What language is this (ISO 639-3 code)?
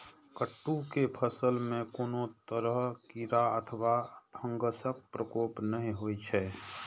mai